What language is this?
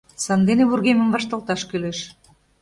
Mari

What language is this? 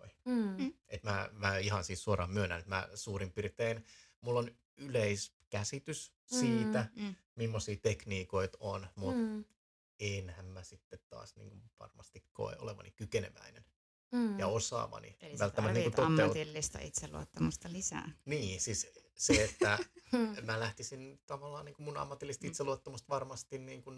Finnish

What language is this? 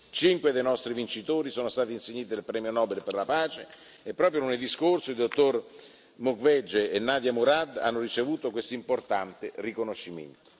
Italian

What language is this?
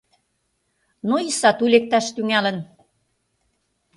Mari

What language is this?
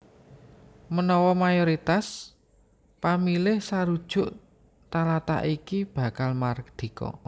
Javanese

